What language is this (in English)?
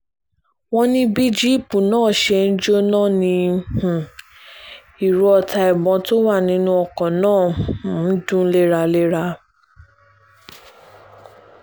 Yoruba